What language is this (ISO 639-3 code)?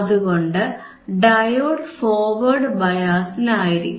mal